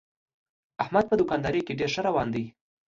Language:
Pashto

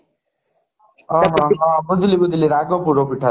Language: Odia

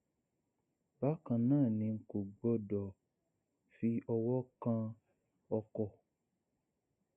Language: Yoruba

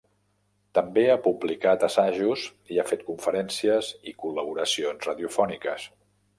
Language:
Catalan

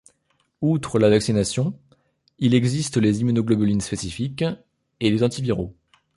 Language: French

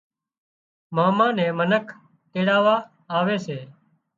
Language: Wadiyara Koli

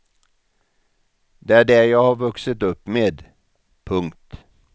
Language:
Swedish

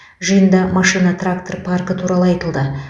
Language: Kazakh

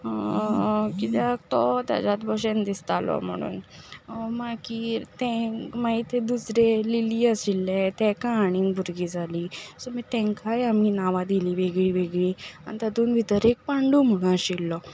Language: Konkani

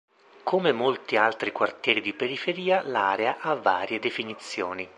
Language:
Italian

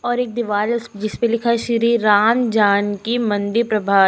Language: Hindi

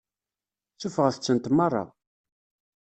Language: Kabyle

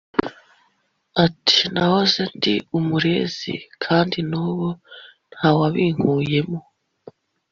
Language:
Kinyarwanda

